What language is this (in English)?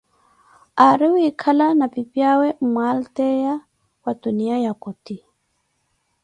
Koti